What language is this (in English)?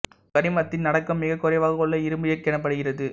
Tamil